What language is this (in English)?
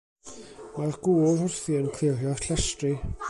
Welsh